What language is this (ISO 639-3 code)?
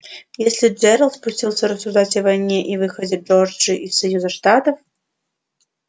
rus